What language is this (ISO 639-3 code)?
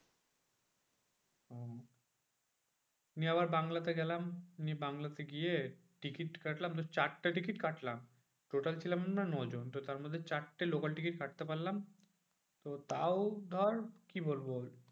ben